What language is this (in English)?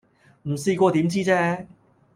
Cantonese